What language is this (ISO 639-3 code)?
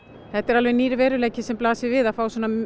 isl